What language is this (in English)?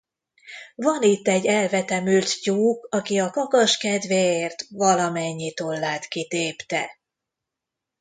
Hungarian